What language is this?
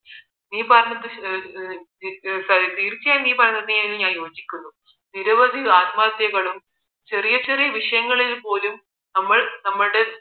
Malayalam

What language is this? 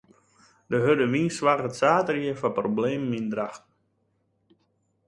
Western Frisian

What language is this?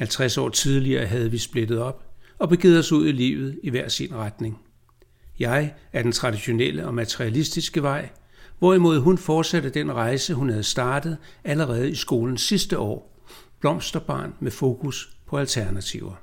Danish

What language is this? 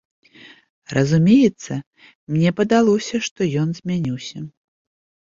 Belarusian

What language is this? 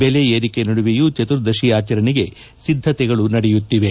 Kannada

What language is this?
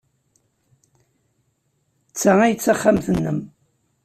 Kabyle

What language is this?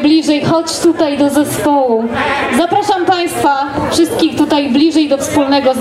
Polish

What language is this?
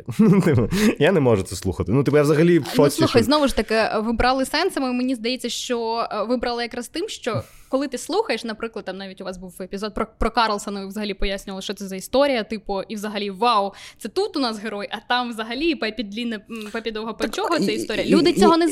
Ukrainian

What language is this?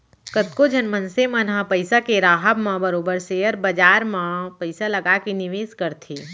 Chhattisgarhi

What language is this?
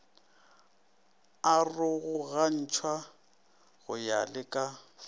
Northern Sotho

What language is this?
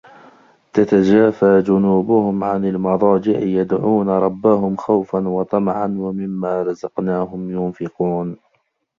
Arabic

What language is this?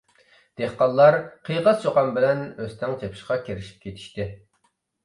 Uyghur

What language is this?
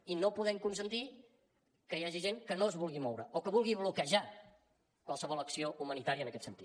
Catalan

